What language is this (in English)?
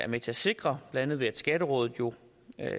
Danish